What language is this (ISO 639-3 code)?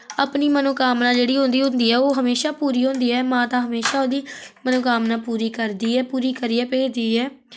doi